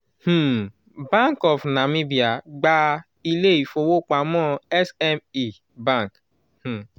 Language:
Yoruba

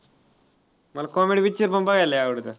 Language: Marathi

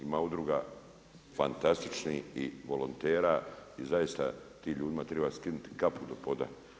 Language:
Croatian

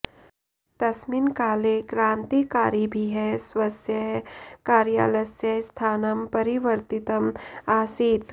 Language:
Sanskrit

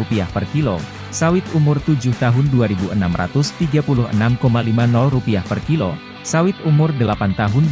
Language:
Indonesian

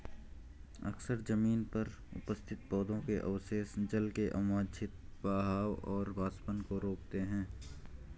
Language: Hindi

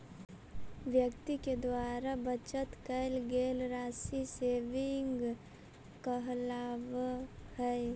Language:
Magahi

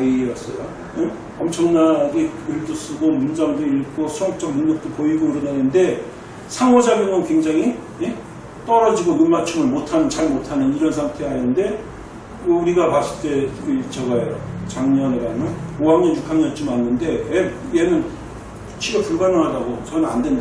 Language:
Korean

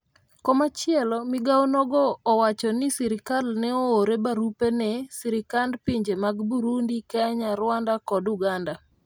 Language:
Luo (Kenya and Tanzania)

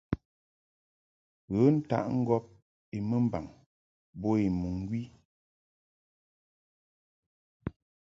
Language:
Mungaka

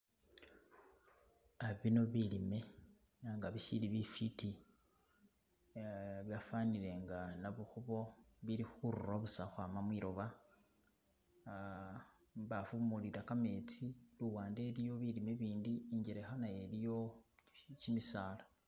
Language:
Masaaba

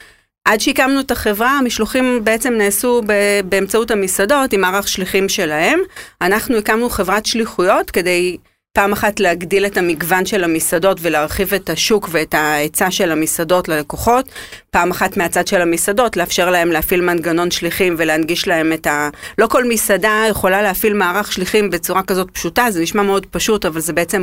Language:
Hebrew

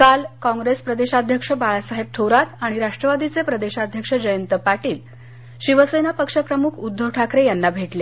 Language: Marathi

